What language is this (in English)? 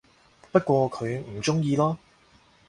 Cantonese